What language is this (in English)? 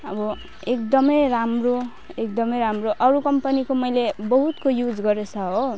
Nepali